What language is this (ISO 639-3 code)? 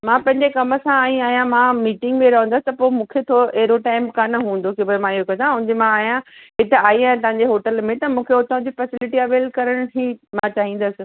snd